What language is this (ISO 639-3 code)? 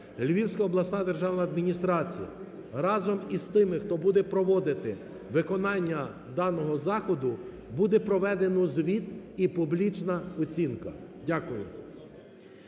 ukr